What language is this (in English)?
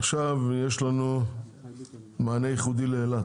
Hebrew